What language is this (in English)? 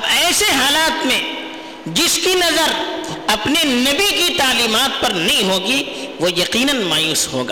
Urdu